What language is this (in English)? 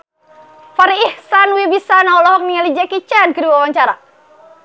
Sundanese